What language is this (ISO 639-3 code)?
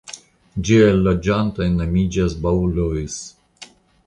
epo